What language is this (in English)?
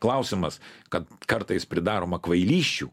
Lithuanian